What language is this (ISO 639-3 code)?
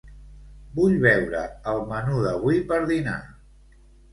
cat